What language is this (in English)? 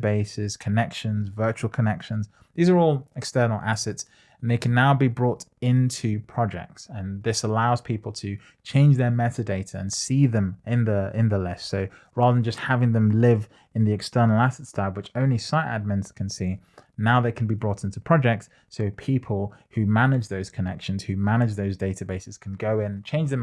English